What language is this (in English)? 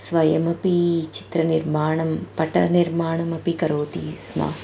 Sanskrit